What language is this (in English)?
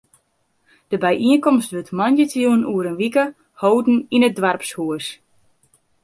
Western Frisian